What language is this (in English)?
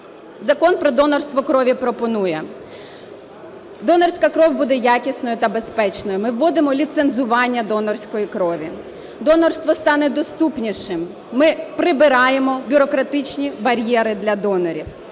Ukrainian